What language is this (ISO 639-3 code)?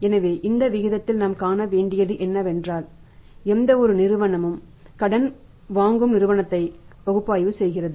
tam